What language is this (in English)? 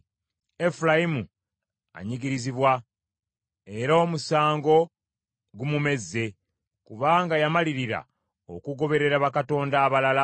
Ganda